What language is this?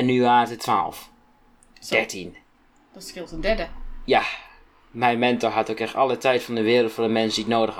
Dutch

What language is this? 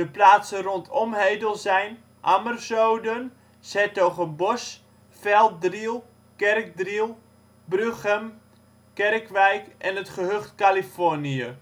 Dutch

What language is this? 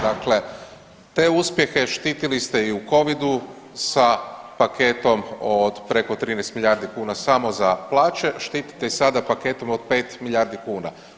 Croatian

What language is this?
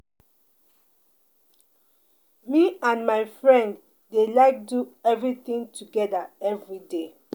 Nigerian Pidgin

